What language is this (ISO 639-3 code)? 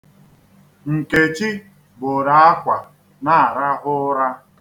ibo